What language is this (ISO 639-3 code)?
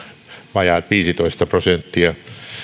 fin